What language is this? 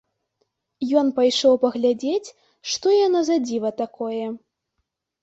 Belarusian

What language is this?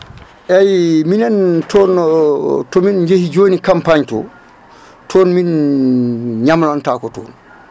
Fula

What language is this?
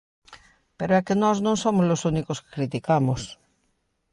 Galician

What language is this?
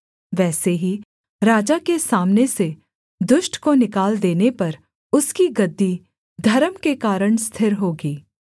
Hindi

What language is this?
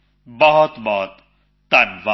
Punjabi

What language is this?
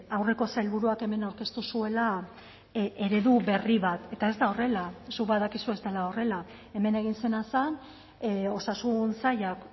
Basque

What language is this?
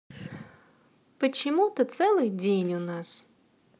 Russian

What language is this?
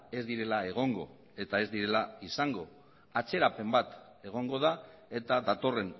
Basque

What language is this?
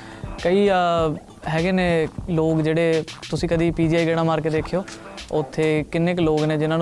Punjabi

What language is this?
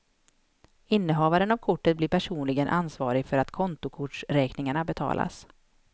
Swedish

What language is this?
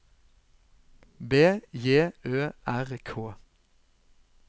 Norwegian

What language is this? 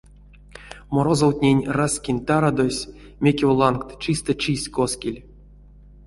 Erzya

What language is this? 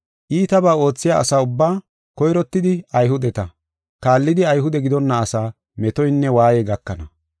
Gofa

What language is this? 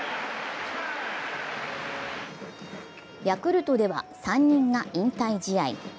Japanese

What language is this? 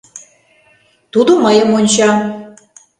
Mari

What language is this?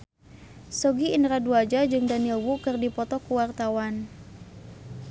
Sundanese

